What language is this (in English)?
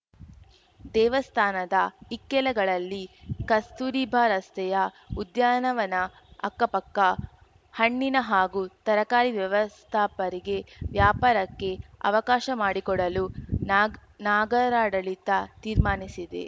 Kannada